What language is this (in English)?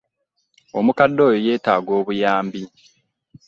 Ganda